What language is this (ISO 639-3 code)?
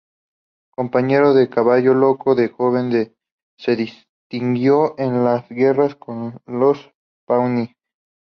spa